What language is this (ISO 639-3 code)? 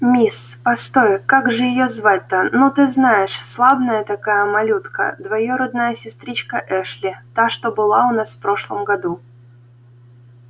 rus